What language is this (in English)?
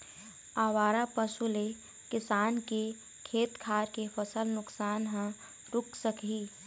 Chhattisgarhi